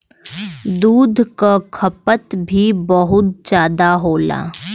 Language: Bhojpuri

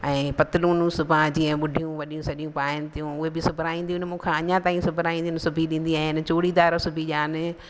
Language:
Sindhi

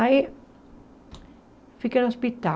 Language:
Portuguese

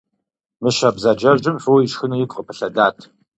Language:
Kabardian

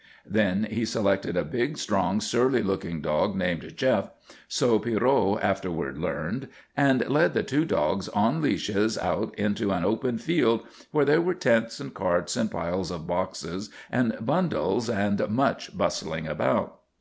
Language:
English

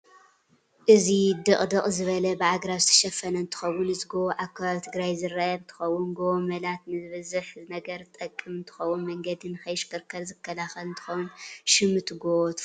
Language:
Tigrinya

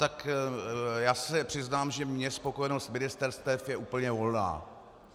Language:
Czech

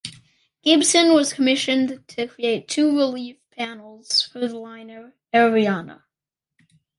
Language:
English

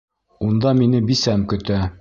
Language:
Bashkir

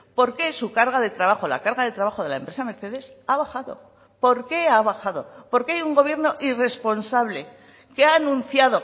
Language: Spanish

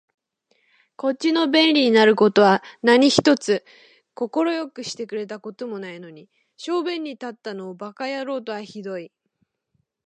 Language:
Japanese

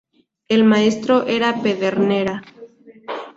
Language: Spanish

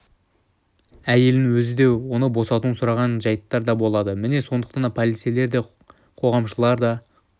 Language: Kazakh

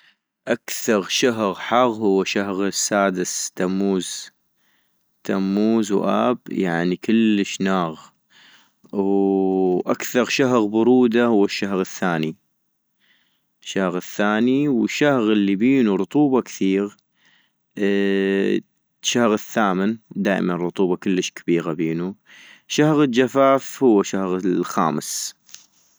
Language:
North Mesopotamian Arabic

